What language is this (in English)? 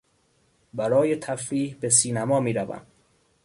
Persian